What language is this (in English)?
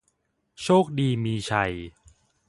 Thai